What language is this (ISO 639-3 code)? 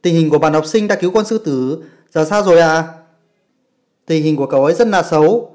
vie